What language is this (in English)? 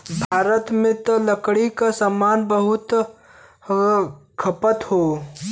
Bhojpuri